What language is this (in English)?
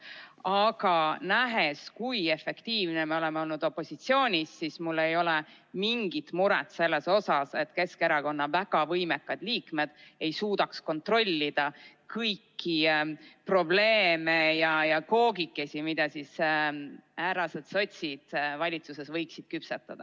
Estonian